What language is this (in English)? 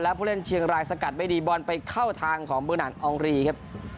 Thai